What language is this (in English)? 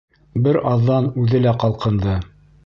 Bashkir